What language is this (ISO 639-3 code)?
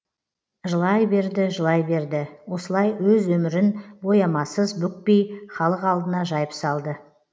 kaz